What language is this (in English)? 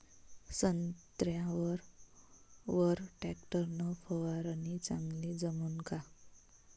Marathi